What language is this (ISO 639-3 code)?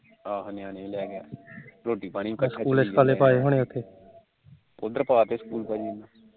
pan